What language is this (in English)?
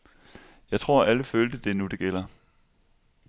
Danish